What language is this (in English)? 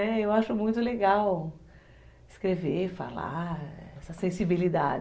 Portuguese